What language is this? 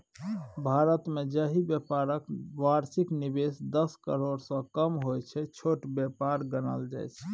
Maithili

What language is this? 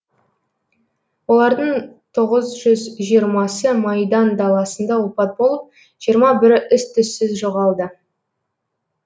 Kazakh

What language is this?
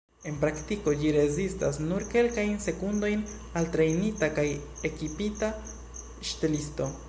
Esperanto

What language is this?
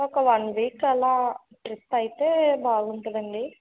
Telugu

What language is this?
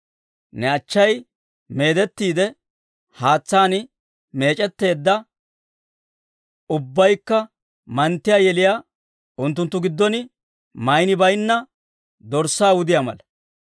Dawro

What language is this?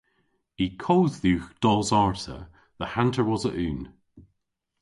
Cornish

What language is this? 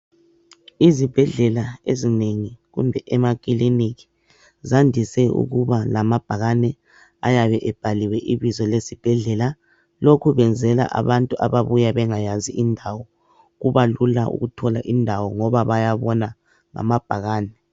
North Ndebele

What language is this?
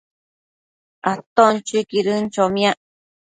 Matsés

